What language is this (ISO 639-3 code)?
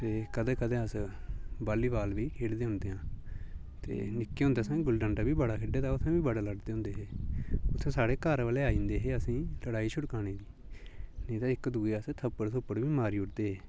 doi